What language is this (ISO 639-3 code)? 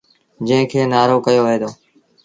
sbn